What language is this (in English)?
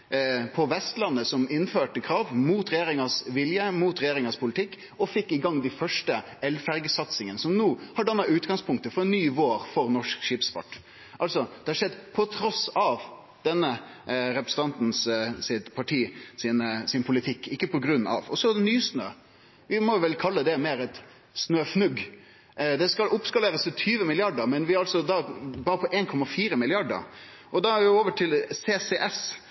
Norwegian Nynorsk